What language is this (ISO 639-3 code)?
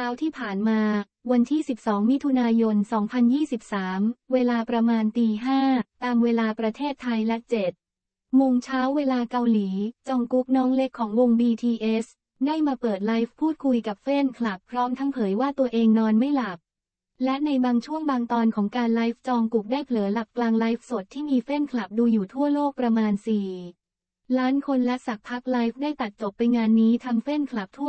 tha